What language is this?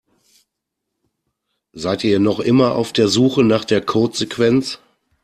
German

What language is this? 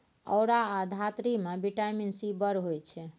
Maithili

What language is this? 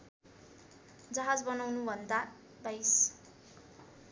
Nepali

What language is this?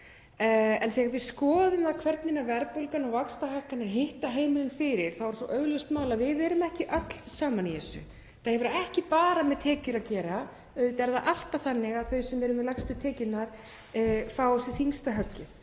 Icelandic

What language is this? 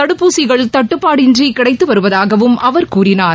Tamil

